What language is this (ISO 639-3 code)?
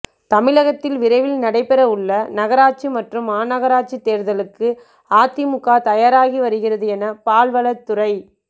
tam